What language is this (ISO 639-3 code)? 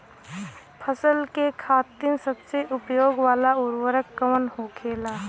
bho